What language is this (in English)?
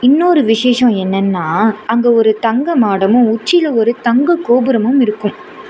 Tamil